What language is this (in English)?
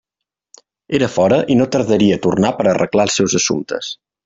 Catalan